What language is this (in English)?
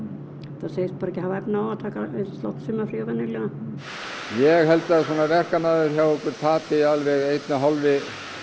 Icelandic